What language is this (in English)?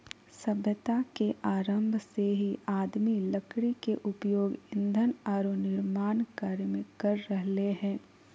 Magahi